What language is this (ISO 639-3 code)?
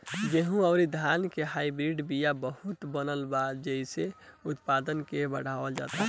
bho